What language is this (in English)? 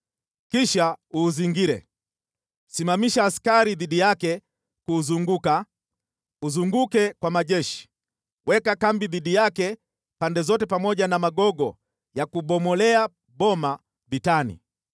Swahili